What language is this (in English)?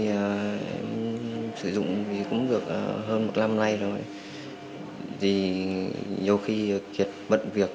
Vietnamese